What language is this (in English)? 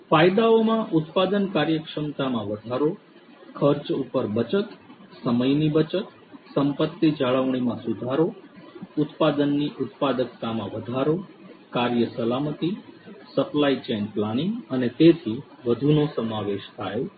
Gujarati